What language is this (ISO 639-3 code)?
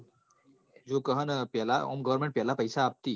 guj